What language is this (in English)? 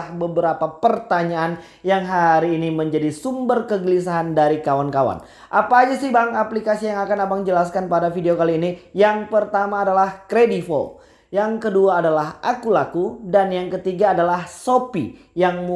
Indonesian